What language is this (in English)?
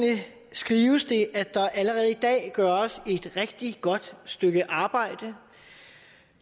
Danish